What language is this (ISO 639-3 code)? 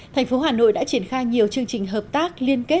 vie